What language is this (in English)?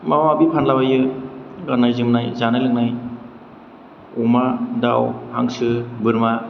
Bodo